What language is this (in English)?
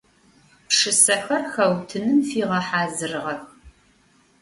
Adyghe